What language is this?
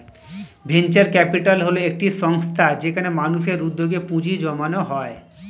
Bangla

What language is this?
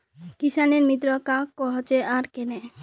Magahi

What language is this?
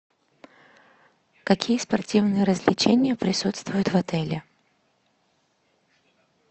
Russian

